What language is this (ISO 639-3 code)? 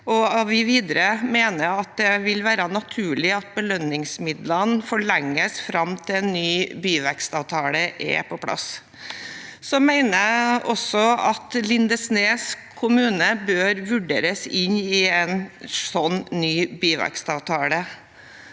nor